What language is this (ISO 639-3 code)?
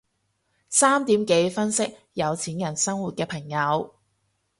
yue